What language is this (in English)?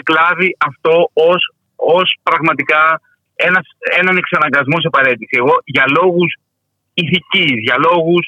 Greek